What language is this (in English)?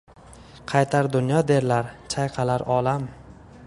Uzbek